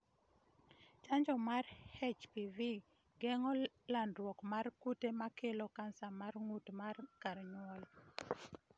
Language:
Luo (Kenya and Tanzania)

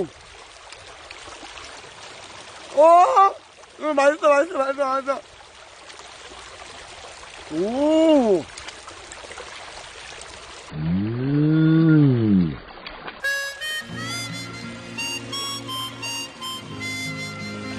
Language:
Korean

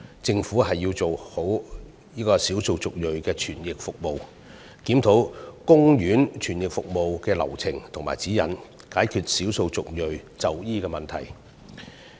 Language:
Cantonese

